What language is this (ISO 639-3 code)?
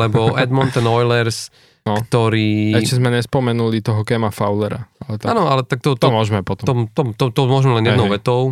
slk